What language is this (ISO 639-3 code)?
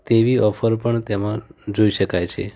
guj